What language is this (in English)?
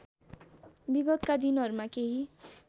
Nepali